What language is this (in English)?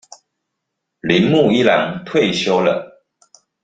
Chinese